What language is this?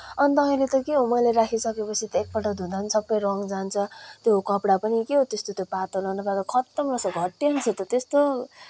Nepali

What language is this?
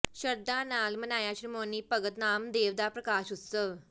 Punjabi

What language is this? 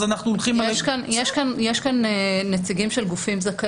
Hebrew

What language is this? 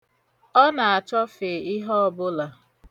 Igbo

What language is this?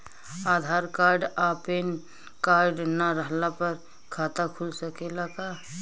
Bhojpuri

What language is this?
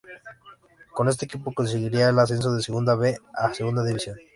Spanish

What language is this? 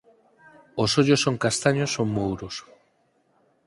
Galician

